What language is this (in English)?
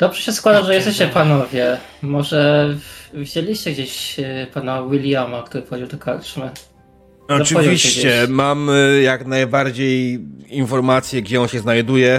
Polish